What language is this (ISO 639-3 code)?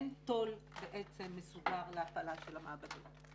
heb